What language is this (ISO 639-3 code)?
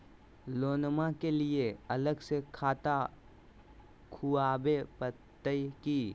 mag